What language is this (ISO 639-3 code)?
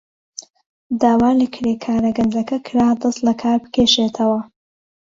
ckb